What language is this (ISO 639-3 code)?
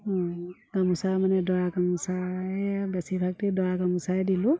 asm